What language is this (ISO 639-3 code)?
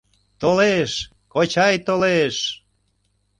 chm